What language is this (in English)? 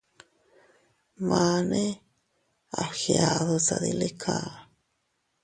Teutila Cuicatec